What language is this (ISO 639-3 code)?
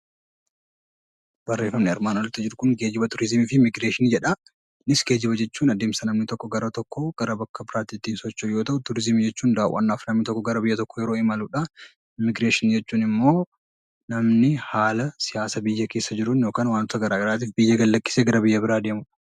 orm